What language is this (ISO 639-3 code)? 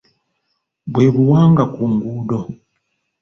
lug